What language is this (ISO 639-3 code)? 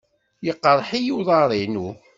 kab